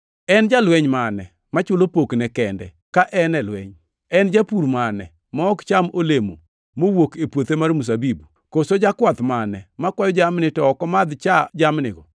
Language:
Luo (Kenya and Tanzania)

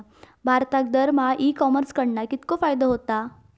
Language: Marathi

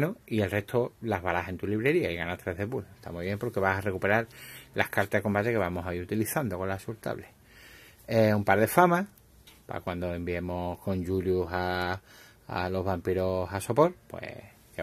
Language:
Spanish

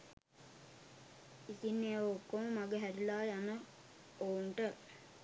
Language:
Sinhala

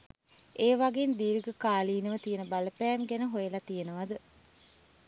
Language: Sinhala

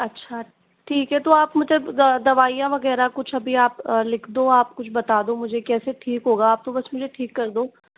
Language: Hindi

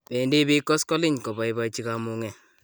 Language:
Kalenjin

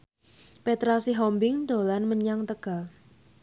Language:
Javanese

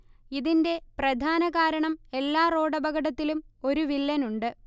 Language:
Malayalam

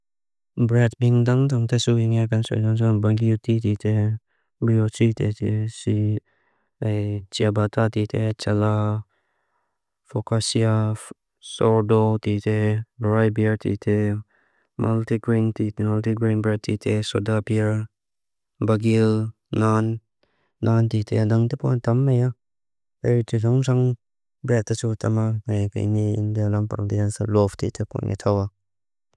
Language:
Mizo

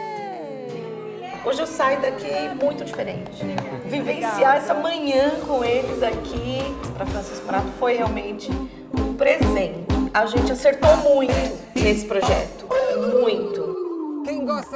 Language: Portuguese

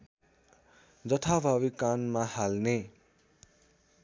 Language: Nepali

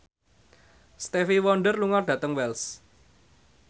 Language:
Javanese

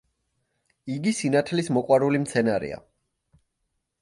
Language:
Georgian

